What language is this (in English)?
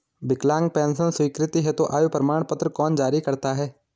Hindi